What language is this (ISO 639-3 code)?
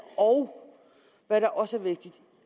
dan